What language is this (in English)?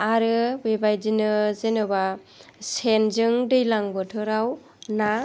Bodo